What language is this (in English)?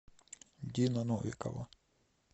Russian